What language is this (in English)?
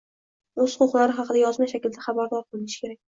Uzbek